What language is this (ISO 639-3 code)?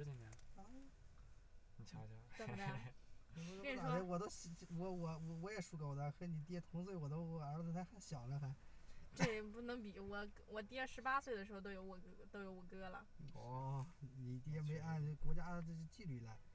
zho